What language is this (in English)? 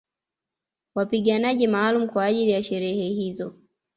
Swahili